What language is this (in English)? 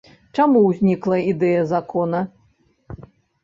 Belarusian